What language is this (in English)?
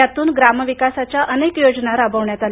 Marathi